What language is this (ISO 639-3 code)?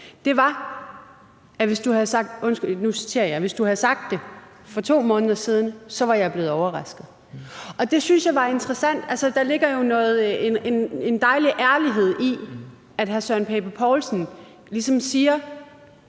dan